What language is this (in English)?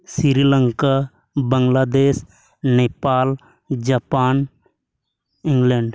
Santali